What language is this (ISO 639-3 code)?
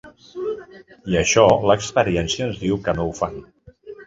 cat